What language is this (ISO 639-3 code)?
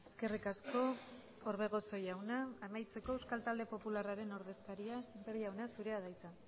eus